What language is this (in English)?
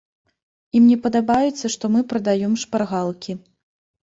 Belarusian